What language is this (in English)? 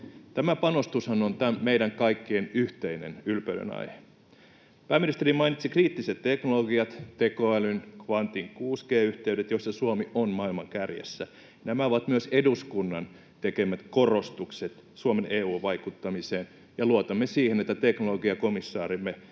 Finnish